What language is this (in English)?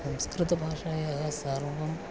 Sanskrit